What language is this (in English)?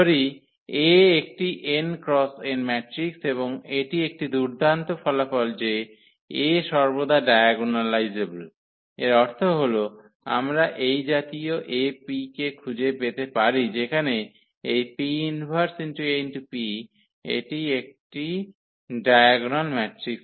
Bangla